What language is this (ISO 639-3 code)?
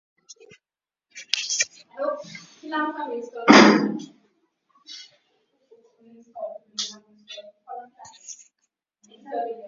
swa